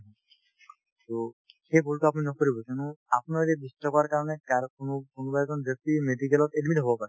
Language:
Assamese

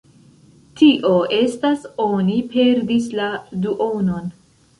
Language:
Esperanto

